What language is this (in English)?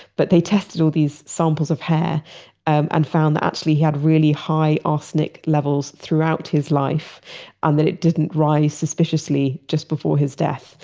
English